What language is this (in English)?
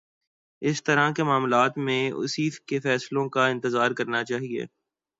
Urdu